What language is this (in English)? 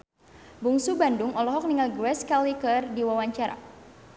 Sundanese